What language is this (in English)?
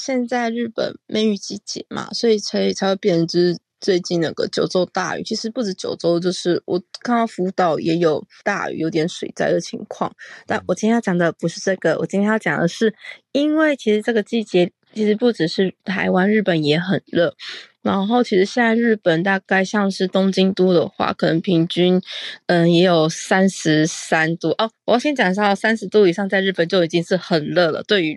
Chinese